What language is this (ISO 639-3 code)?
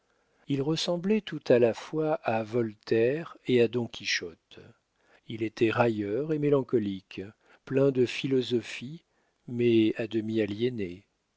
fra